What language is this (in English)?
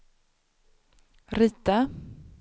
Swedish